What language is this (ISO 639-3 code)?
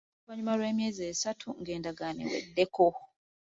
lug